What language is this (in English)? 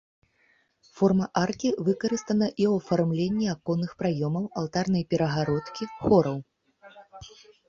Belarusian